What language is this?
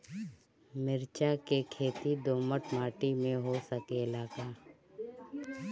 Bhojpuri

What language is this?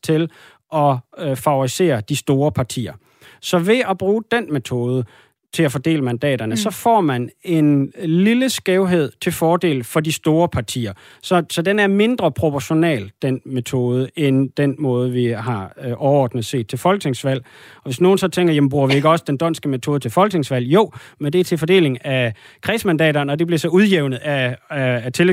Danish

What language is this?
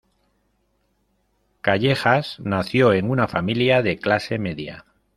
Spanish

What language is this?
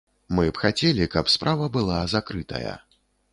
Belarusian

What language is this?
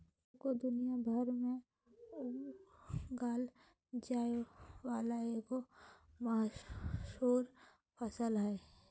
Magahi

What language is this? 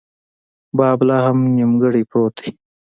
Pashto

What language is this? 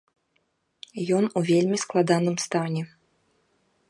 Belarusian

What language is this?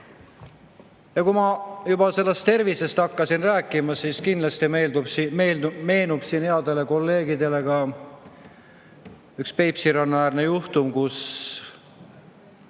Estonian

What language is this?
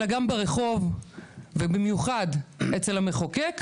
Hebrew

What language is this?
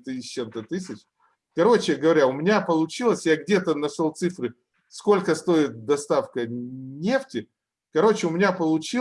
Russian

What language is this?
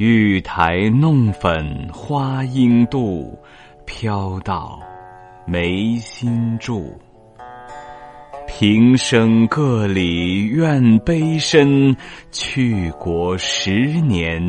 Chinese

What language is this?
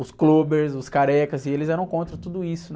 Portuguese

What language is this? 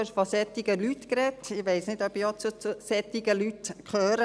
Swiss German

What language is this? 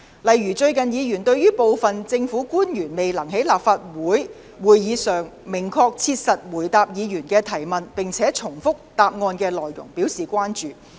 Cantonese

